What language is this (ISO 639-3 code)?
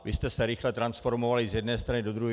ces